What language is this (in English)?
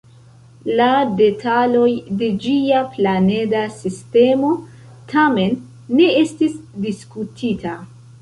Esperanto